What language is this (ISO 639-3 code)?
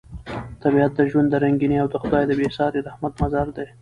pus